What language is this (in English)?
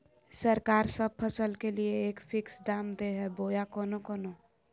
Magahi